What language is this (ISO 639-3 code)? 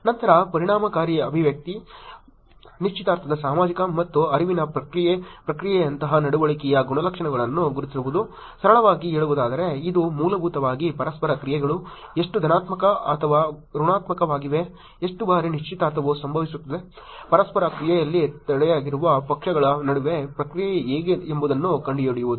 kan